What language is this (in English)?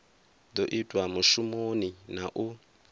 Venda